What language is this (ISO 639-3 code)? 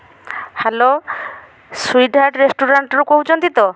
ori